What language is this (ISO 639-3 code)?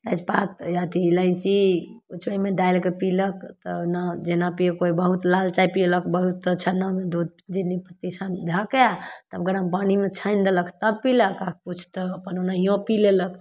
mai